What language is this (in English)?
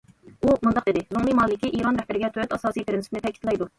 Uyghur